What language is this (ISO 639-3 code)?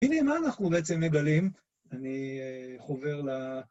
heb